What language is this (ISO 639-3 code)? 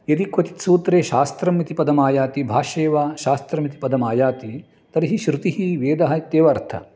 san